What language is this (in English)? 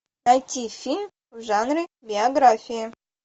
Russian